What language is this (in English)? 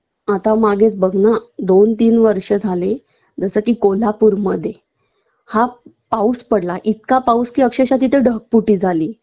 Marathi